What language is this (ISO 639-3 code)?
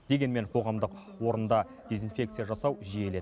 kaz